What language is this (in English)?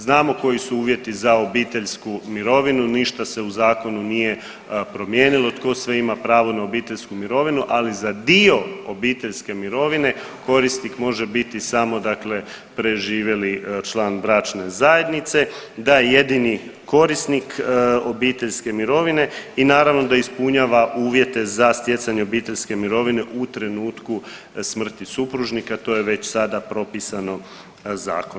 Croatian